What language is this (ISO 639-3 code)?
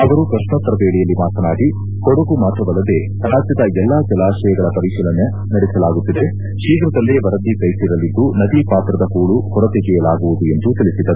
kan